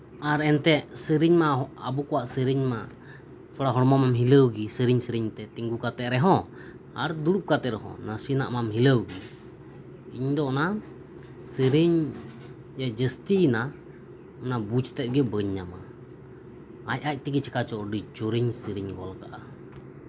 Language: Santali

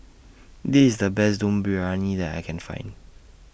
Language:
English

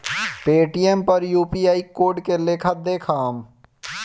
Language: Bhojpuri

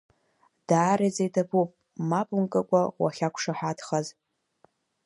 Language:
Abkhazian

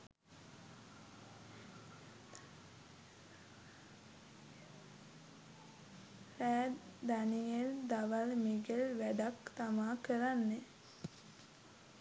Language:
Sinhala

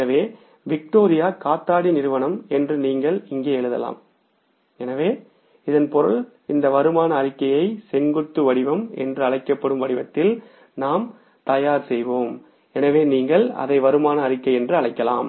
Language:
Tamil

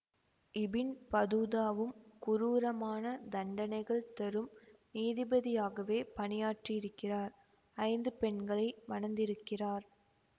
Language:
Tamil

